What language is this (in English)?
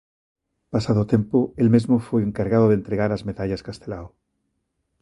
Galician